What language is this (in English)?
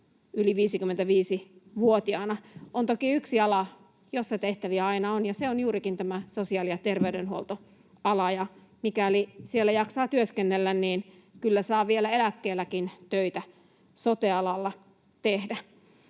Finnish